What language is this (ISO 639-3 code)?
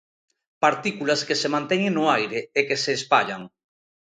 glg